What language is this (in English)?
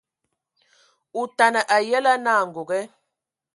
Ewondo